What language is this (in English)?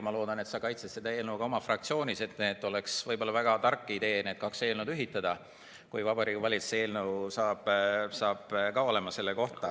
Estonian